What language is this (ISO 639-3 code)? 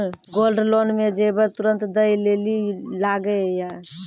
mai